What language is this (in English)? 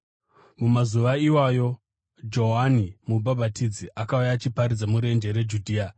Shona